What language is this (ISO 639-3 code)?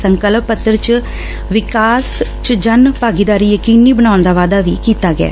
pan